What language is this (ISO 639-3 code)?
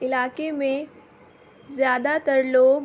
urd